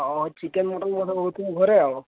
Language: Odia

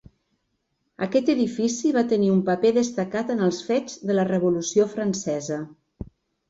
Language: Catalan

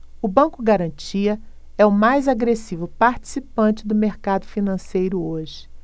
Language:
Portuguese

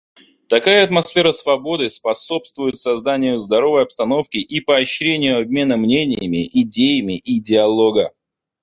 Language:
Russian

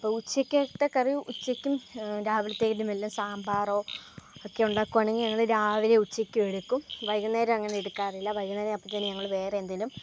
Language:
Malayalam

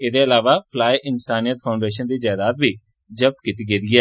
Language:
Dogri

